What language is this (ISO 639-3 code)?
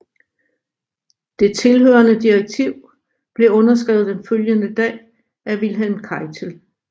dan